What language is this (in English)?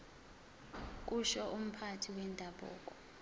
Zulu